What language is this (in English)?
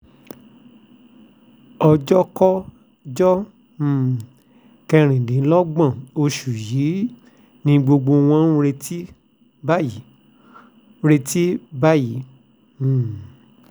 Yoruba